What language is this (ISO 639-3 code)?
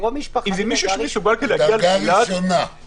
heb